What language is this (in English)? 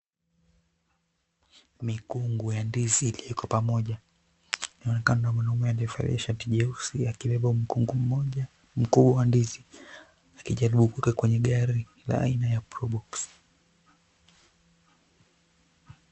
Swahili